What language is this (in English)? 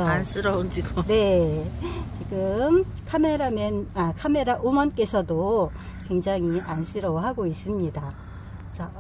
Korean